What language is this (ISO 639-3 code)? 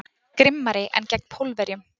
isl